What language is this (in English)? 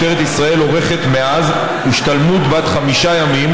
Hebrew